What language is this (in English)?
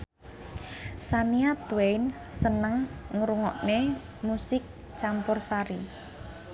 Javanese